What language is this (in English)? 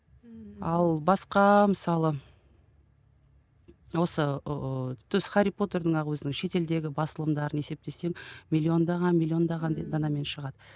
Kazakh